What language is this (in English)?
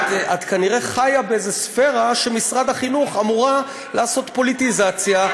Hebrew